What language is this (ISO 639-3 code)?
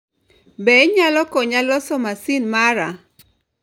luo